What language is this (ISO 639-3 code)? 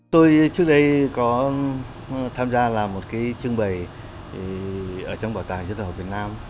vie